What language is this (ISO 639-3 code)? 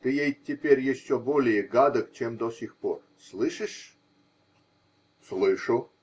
rus